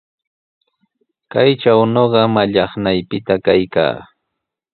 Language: Sihuas Ancash Quechua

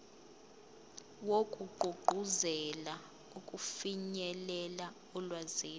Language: Zulu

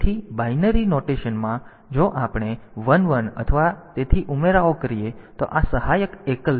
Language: Gujarati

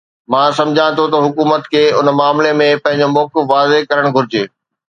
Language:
Sindhi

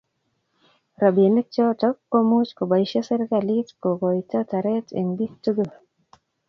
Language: Kalenjin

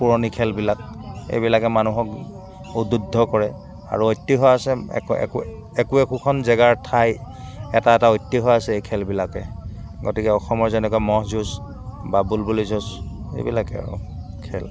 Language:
Assamese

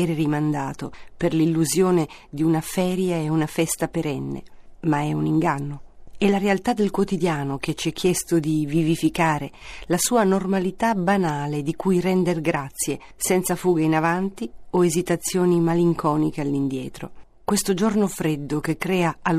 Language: Italian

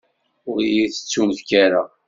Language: Kabyle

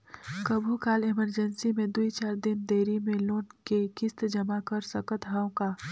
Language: Chhattisgarhi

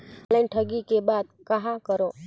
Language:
Chhattisgarhi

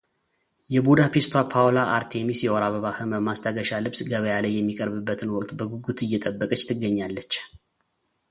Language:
Amharic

